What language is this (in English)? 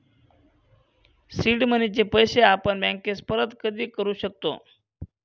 Marathi